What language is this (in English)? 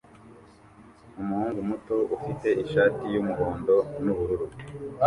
Kinyarwanda